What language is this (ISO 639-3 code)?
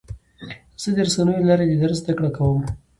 pus